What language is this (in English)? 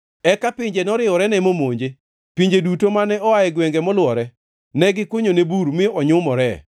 Luo (Kenya and Tanzania)